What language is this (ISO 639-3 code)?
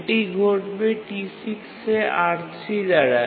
ben